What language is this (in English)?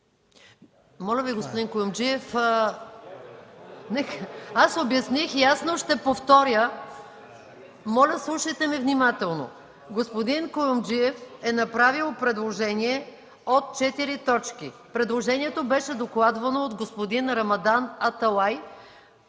Bulgarian